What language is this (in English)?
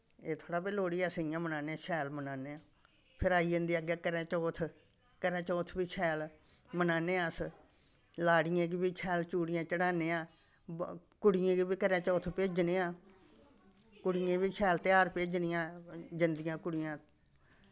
Dogri